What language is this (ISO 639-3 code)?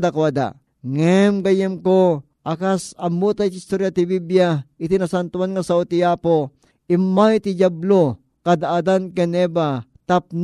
fil